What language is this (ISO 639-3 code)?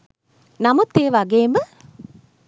sin